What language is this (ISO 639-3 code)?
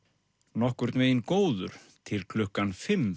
isl